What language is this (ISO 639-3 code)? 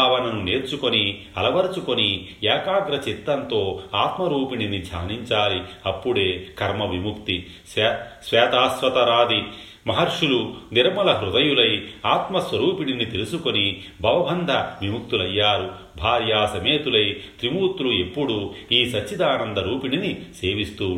tel